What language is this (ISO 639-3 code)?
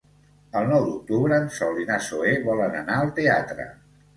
cat